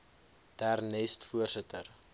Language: Afrikaans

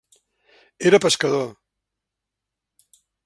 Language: Catalan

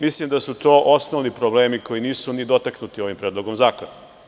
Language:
Serbian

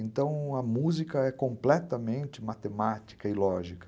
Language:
Portuguese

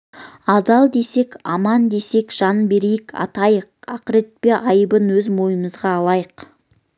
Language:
Kazakh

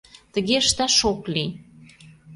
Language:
Mari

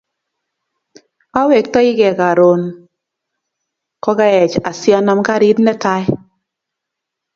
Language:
Kalenjin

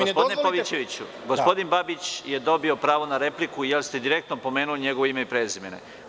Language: Serbian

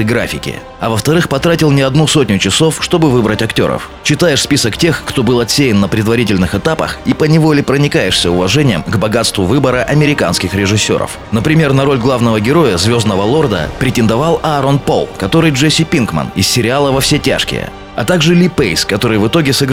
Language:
Russian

